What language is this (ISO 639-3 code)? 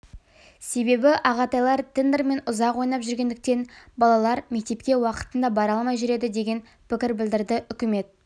kaz